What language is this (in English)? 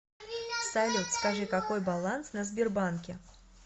Russian